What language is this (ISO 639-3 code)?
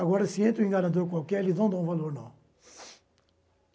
por